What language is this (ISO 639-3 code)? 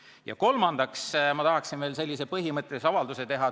est